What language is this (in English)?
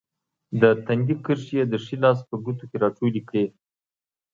Pashto